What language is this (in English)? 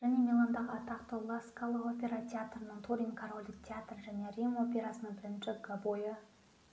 Kazakh